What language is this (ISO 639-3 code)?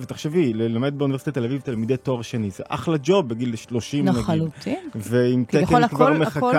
heb